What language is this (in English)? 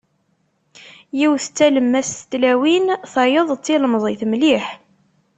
Kabyle